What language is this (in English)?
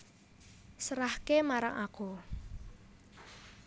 Javanese